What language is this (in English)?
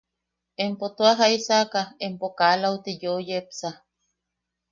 Yaqui